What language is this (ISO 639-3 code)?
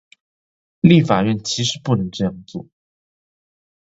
zho